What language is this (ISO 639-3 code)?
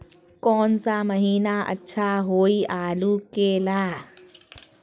mag